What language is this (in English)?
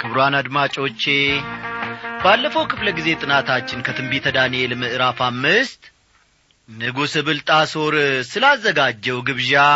Amharic